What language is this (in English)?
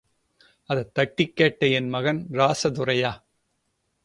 Tamil